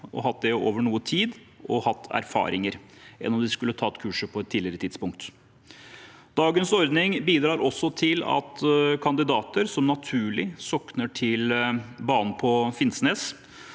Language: Norwegian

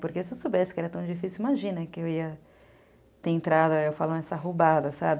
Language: Portuguese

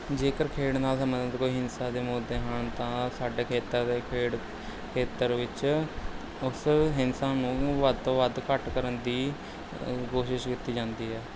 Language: Punjabi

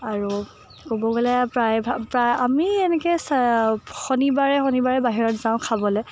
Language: Assamese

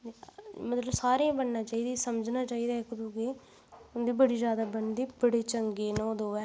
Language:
Dogri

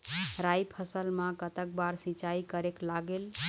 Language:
Chhattisgarhi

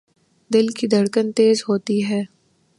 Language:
Urdu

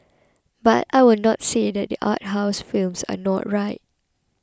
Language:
English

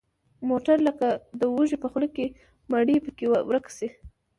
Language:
Pashto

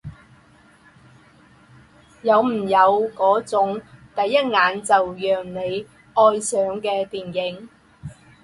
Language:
Chinese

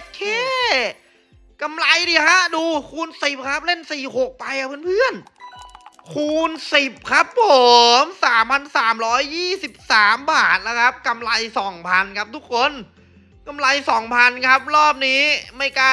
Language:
Thai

